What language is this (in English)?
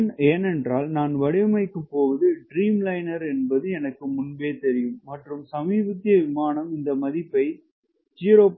Tamil